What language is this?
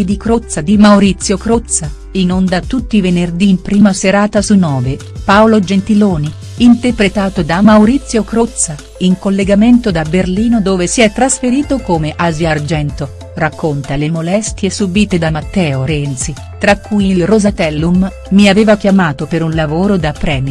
Italian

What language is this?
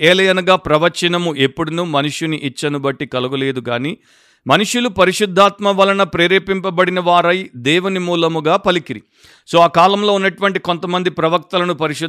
Telugu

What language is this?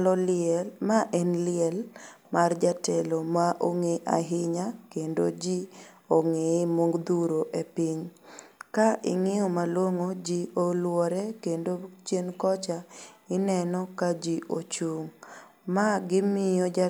Luo (Kenya and Tanzania)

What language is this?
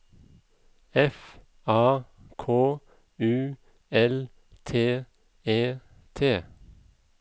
Norwegian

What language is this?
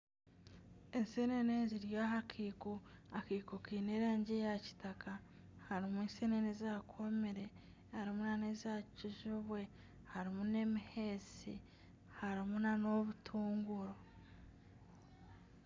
Nyankole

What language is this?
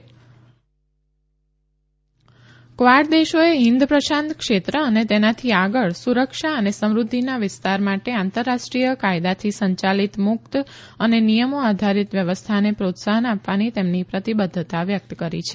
Gujarati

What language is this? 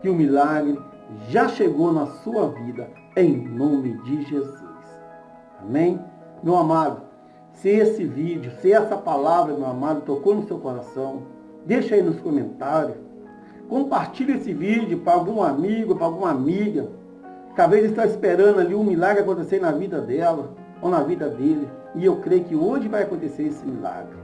Portuguese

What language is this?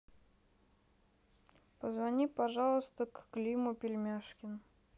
Russian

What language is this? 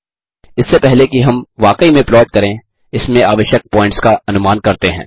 Hindi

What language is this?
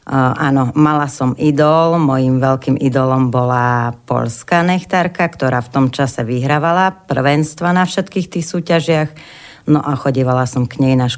Slovak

